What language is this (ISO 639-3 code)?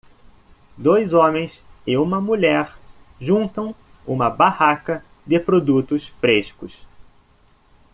por